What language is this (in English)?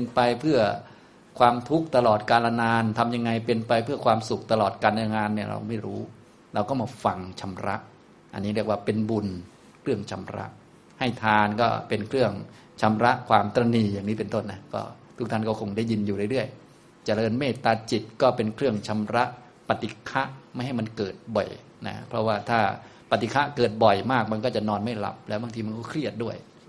Thai